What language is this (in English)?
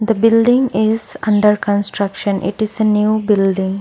English